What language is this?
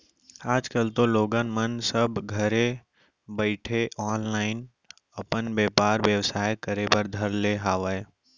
Chhattisgarhi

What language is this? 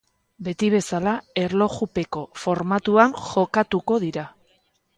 Basque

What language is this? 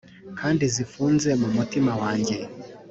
Kinyarwanda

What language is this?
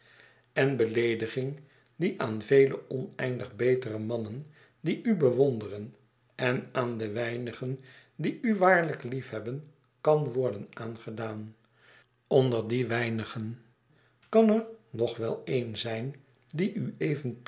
Dutch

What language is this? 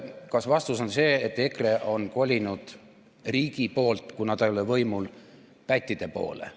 Estonian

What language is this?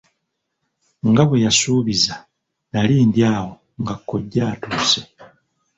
Ganda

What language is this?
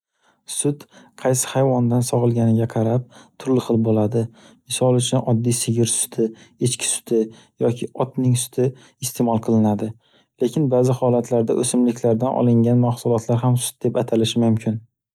Uzbek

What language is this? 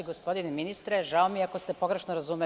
Serbian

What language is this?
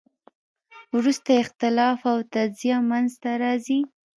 Pashto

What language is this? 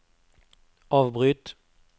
Norwegian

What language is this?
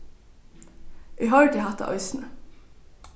Faroese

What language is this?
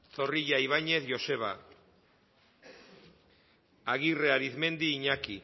Basque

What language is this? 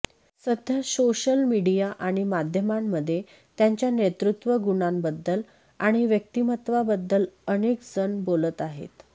Marathi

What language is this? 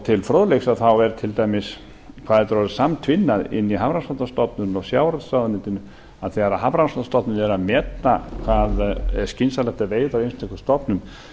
Icelandic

